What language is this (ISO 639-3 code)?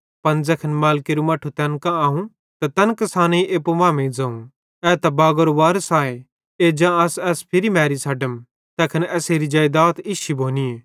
bhd